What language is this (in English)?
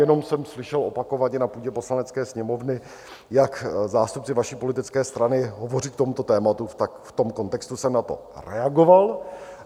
Czech